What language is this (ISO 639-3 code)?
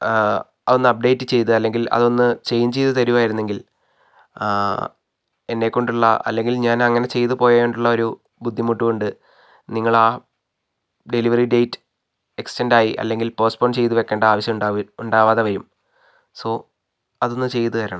mal